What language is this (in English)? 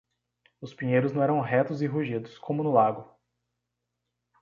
Portuguese